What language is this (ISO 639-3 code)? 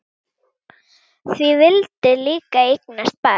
isl